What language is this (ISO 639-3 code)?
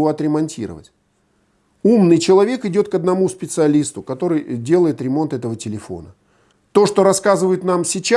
rus